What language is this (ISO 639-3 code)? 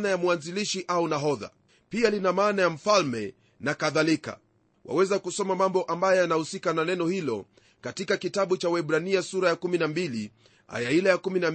swa